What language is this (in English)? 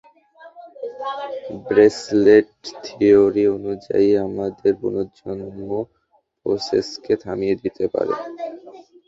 Bangla